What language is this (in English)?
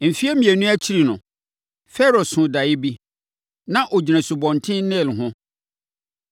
Akan